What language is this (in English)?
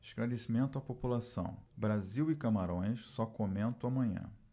Portuguese